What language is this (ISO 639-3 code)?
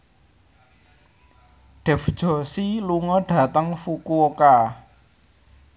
jav